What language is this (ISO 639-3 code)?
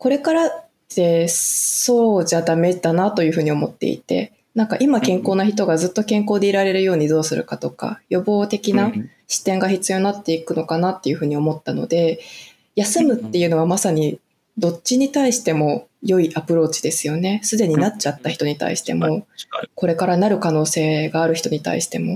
jpn